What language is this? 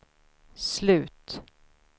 Swedish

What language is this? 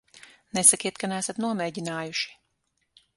Latvian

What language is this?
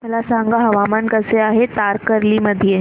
Marathi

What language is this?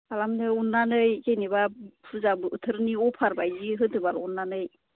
Bodo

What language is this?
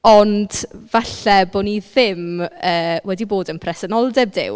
Welsh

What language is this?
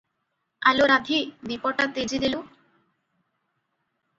Odia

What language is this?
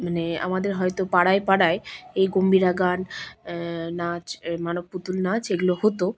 Bangla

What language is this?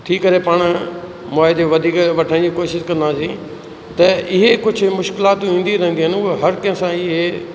Sindhi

